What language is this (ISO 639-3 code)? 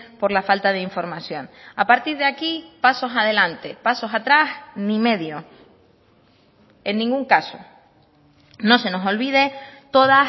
spa